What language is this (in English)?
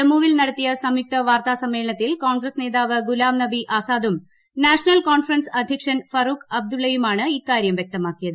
Malayalam